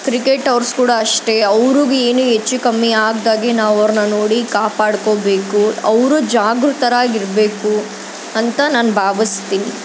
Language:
Kannada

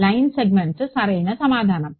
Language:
Telugu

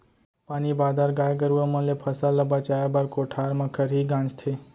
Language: Chhattisgarhi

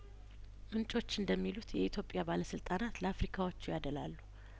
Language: Amharic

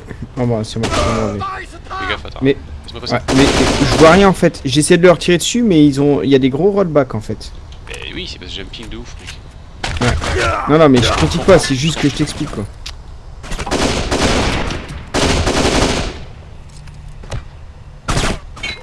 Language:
French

